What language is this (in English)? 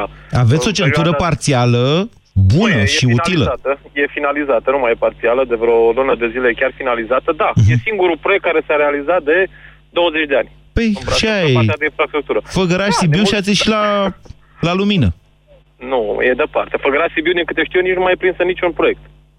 Romanian